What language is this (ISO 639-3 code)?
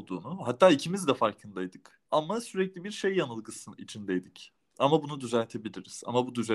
tur